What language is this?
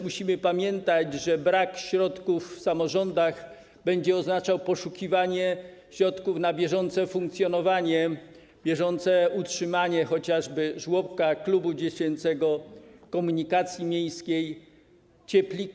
Polish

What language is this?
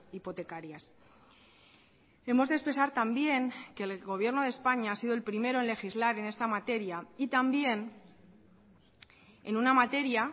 Spanish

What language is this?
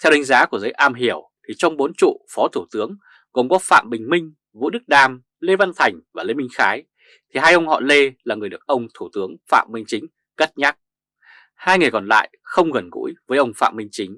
Vietnamese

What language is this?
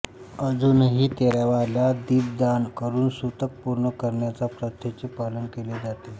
Marathi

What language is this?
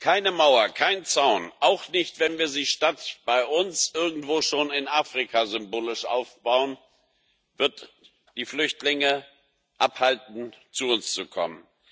German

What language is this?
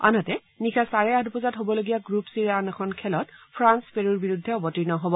Assamese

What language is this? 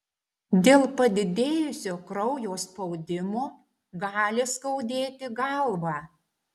Lithuanian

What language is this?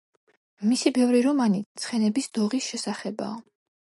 Georgian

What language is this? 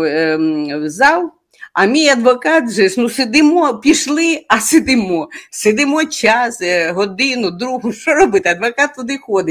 Ukrainian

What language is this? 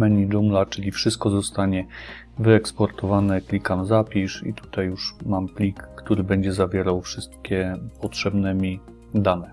Polish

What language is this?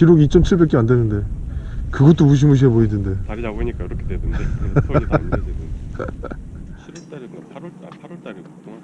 Korean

